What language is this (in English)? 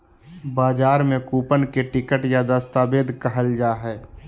Magahi